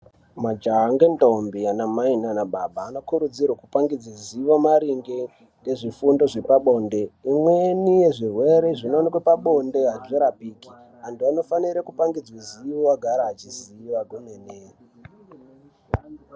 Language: Ndau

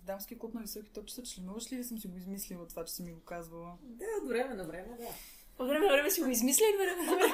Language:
Bulgarian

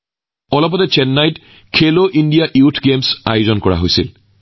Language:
Assamese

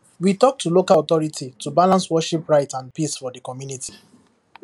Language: Nigerian Pidgin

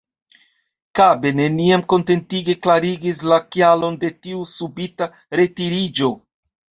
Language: Esperanto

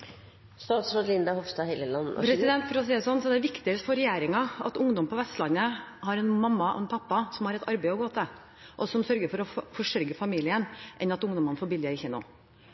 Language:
Norwegian Bokmål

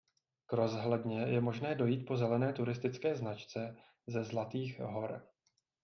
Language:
Czech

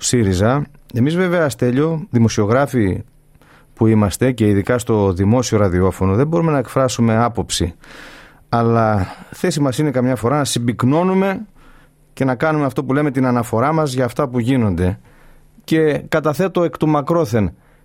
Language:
Greek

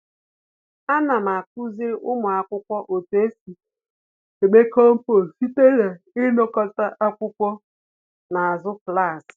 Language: Igbo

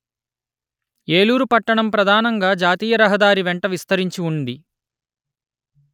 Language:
Telugu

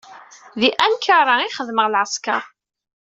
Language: Kabyle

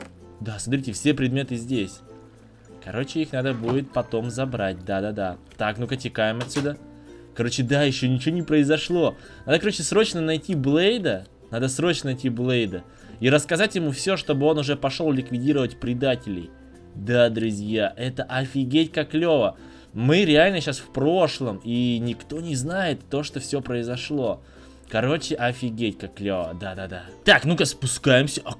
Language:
Russian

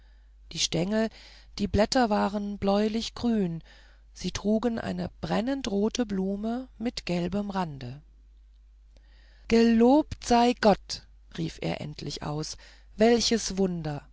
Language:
German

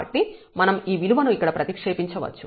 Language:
Telugu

